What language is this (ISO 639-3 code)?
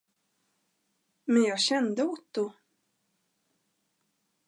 swe